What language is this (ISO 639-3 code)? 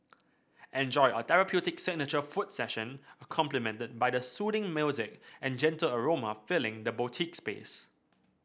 eng